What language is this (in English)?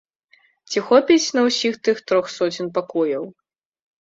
Belarusian